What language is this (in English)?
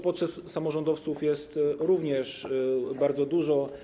Polish